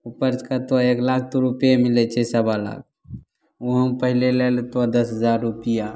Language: Maithili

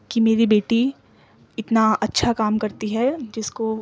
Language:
Urdu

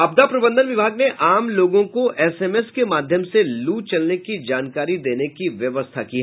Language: Hindi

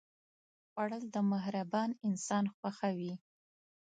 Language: Pashto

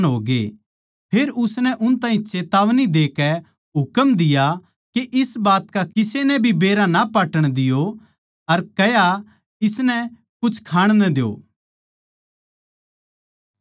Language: Haryanvi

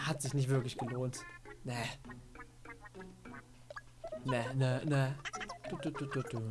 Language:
German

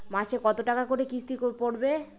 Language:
Bangla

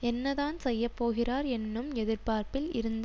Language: Tamil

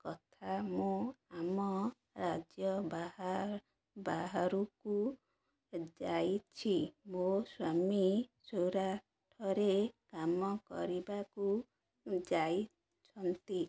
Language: Odia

